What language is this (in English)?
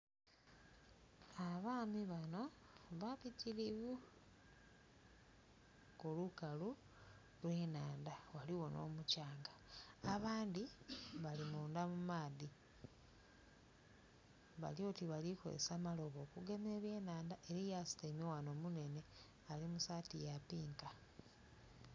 Soga